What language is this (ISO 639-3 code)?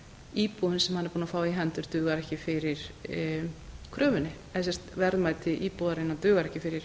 isl